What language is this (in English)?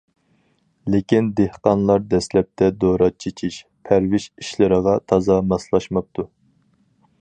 Uyghur